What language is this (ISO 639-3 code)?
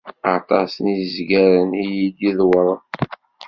kab